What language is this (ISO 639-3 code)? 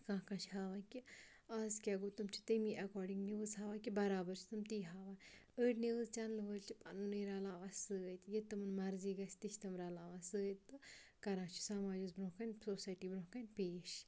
kas